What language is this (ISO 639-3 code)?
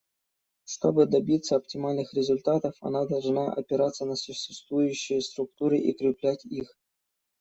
rus